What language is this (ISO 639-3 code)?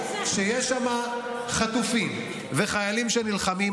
heb